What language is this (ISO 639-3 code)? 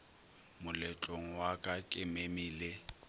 nso